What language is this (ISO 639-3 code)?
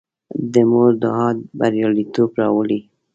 pus